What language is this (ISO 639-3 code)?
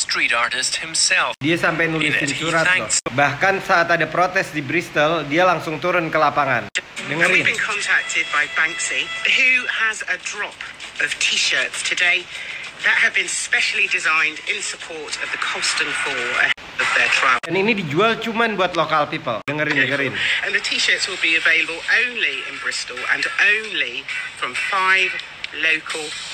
ind